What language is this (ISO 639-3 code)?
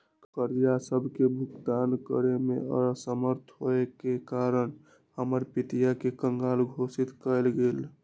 mag